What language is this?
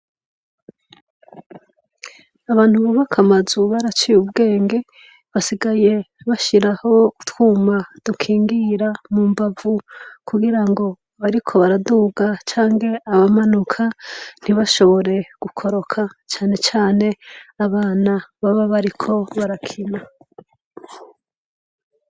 Rundi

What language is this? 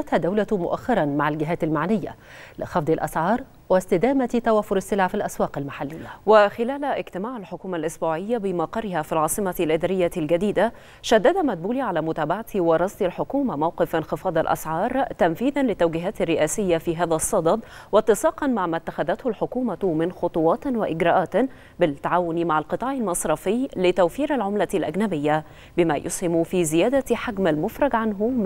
Arabic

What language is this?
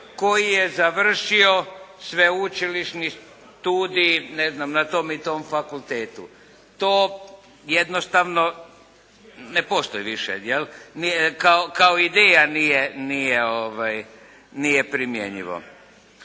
Croatian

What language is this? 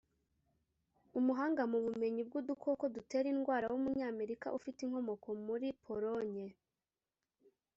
Kinyarwanda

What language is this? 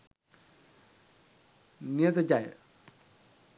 Sinhala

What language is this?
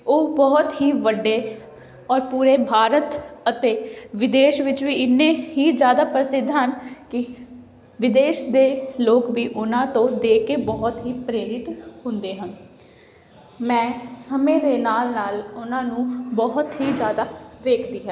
Punjabi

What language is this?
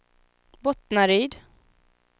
Swedish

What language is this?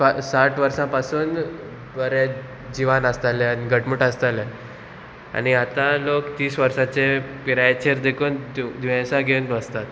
Konkani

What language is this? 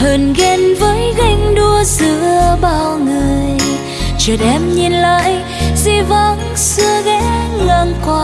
Vietnamese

